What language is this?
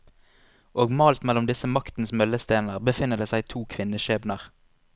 Norwegian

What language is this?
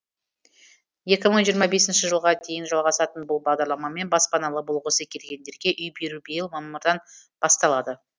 Kazakh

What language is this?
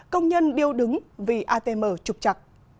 Vietnamese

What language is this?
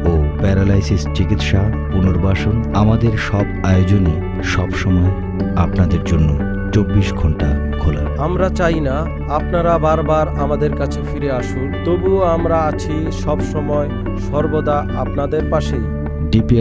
Turkish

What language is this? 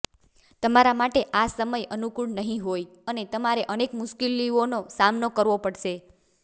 Gujarati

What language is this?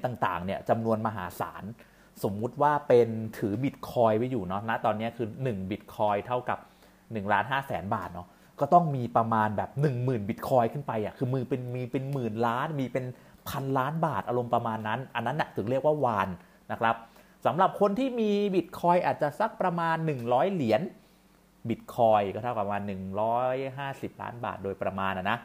Thai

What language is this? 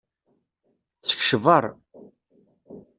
Kabyle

